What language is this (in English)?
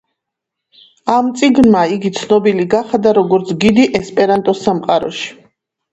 Georgian